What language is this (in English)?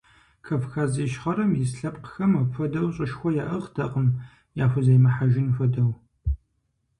Kabardian